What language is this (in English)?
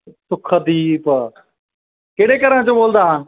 Punjabi